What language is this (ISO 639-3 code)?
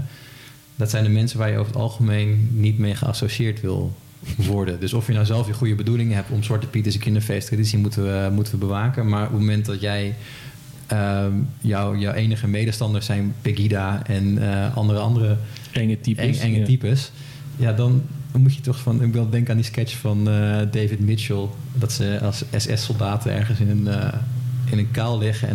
nld